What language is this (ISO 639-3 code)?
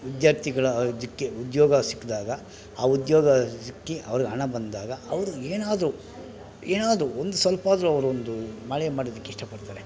kan